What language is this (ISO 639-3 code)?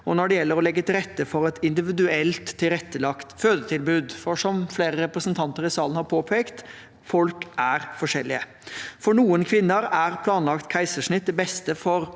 nor